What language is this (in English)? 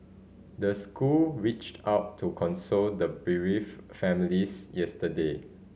English